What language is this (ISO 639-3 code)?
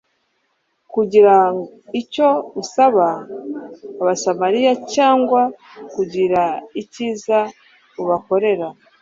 kin